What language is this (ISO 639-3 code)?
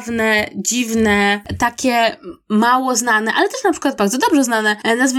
pol